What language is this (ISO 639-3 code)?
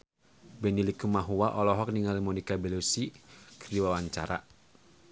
sun